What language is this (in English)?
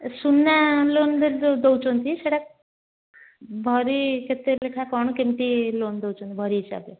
Odia